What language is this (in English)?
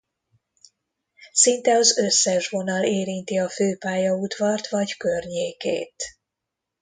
Hungarian